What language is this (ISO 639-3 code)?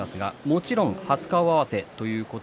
jpn